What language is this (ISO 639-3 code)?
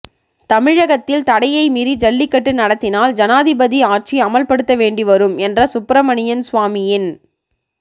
tam